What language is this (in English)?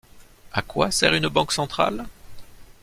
French